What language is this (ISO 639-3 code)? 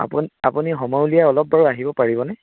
asm